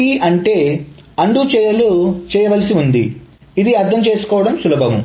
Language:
Telugu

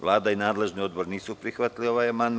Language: Serbian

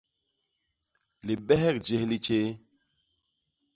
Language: Basaa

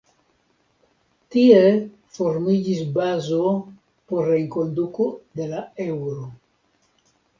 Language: Esperanto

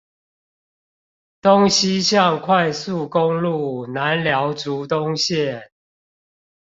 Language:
Chinese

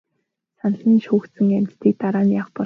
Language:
Mongolian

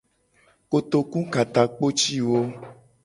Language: Gen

